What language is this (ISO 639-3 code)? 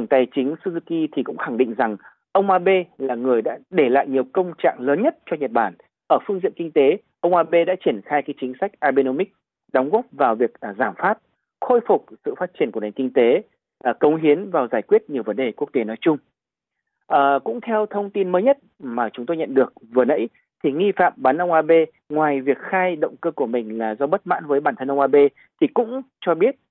vie